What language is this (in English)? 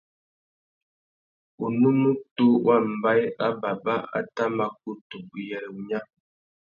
Tuki